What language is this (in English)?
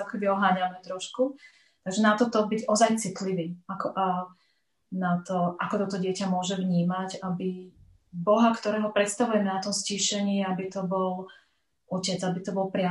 Slovak